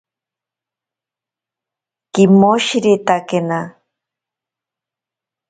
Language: Ashéninka Perené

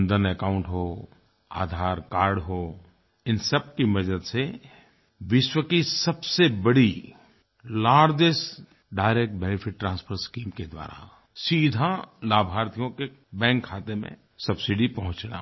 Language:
Hindi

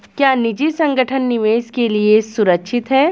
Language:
Hindi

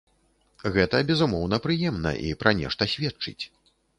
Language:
Belarusian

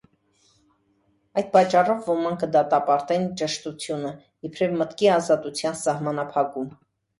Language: Armenian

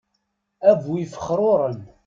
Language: Kabyle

